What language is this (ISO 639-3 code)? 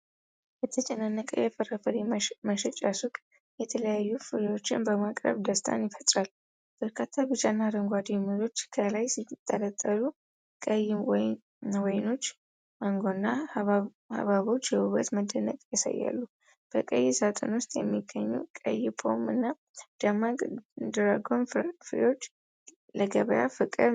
amh